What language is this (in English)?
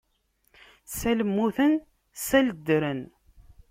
Kabyle